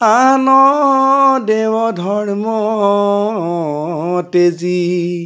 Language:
Assamese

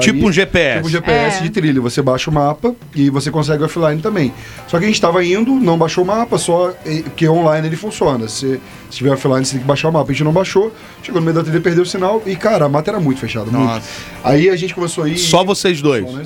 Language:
Portuguese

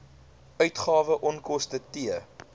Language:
Afrikaans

